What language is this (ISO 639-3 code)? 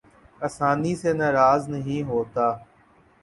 urd